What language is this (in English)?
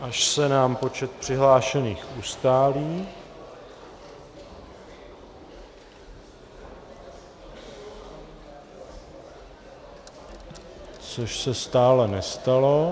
Czech